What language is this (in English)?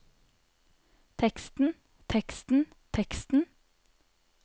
Norwegian